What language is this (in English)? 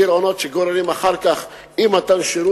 Hebrew